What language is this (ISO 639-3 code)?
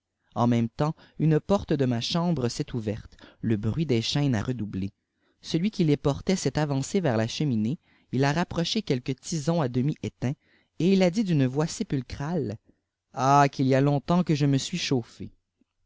fra